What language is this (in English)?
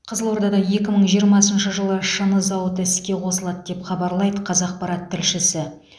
Kazakh